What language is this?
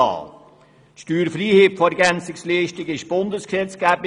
Swiss German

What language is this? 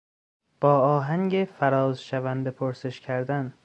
Persian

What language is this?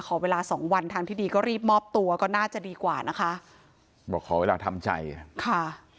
Thai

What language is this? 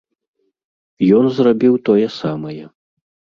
Belarusian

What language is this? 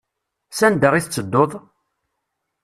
Kabyle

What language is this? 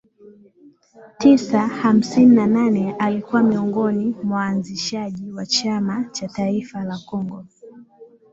Swahili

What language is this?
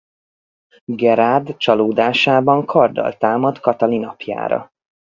Hungarian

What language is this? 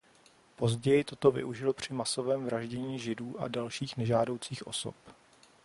Czech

